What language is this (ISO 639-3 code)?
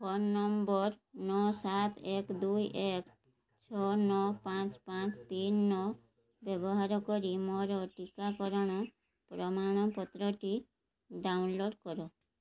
ori